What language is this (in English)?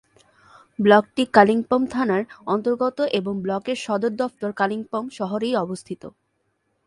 Bangla